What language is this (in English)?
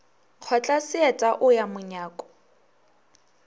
Northern Sotho